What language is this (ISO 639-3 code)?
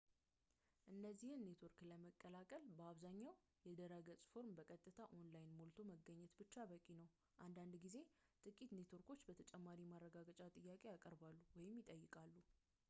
amh